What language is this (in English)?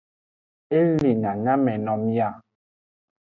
Aja (Benin)